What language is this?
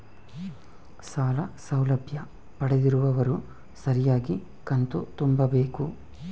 Kannada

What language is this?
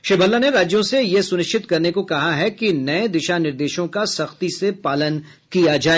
Hindi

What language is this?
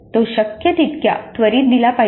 Marathi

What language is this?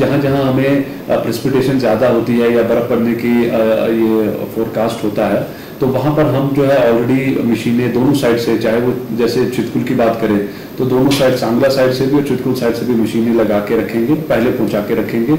Hindi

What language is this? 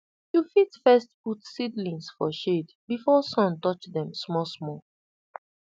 Nigerian Pidgin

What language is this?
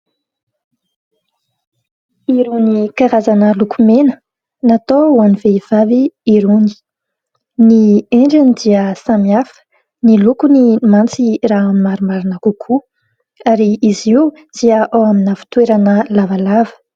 Malagasy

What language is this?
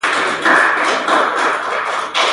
Pashto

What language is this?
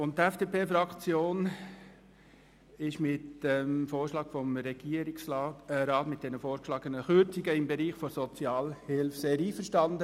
Swiss German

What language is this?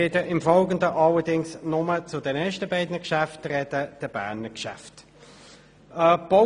Swiss German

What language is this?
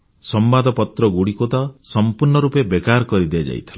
Odia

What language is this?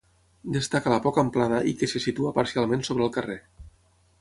Catalan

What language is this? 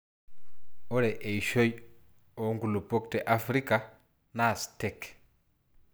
Masai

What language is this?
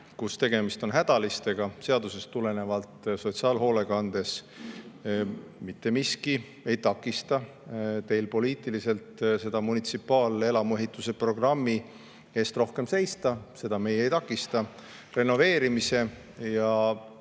Estonian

